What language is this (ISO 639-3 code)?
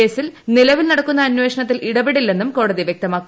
mal